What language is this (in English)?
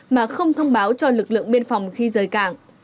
Vietnamese